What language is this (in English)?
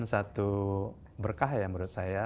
Indonesian